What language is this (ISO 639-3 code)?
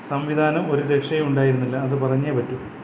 mal